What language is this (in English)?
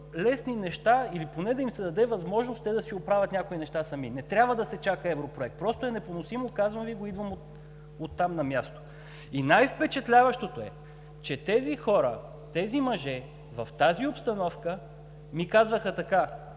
Bulgarian